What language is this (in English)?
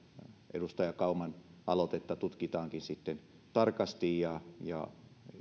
Finnish